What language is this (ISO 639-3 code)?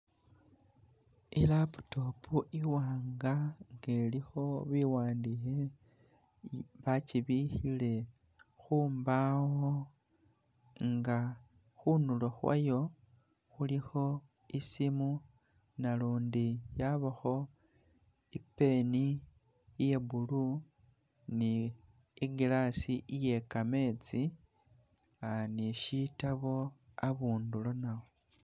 myx